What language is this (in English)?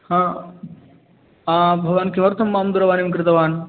Sanskrit